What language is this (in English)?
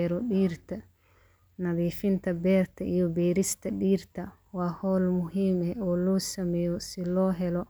Somali